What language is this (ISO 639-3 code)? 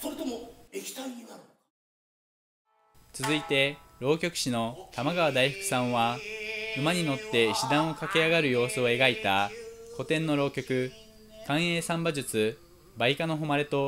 jpn